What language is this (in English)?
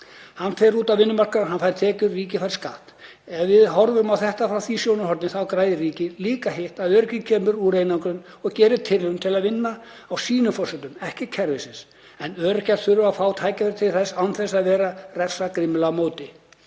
Icelandic